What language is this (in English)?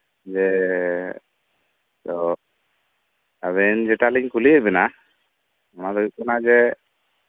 Santali